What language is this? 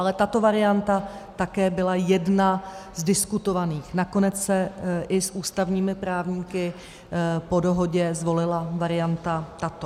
Czech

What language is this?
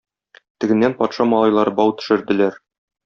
Tatar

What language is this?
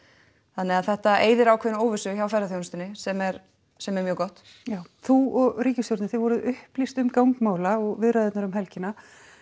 Icelandic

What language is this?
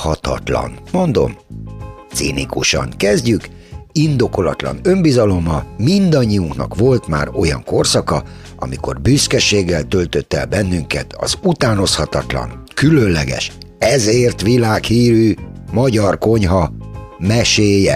Hungarian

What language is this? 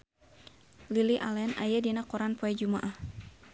Sundanese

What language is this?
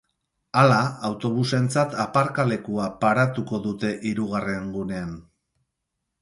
Basque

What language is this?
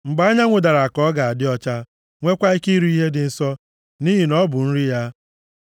Igbo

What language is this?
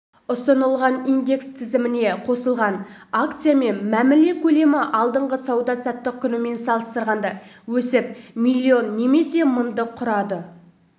Kazakh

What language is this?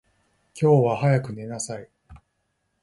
Japanese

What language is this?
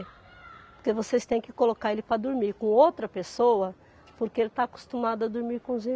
Portuguese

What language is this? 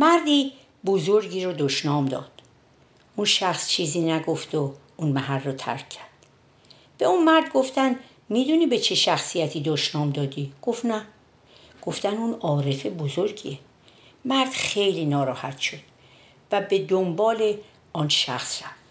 Persian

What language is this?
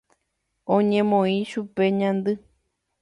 Guarani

